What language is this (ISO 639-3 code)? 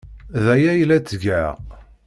kab